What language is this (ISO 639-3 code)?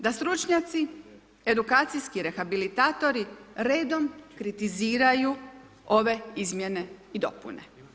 hrv